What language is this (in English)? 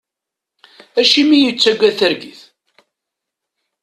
Kabyle